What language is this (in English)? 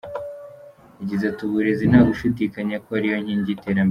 Kinyarwanda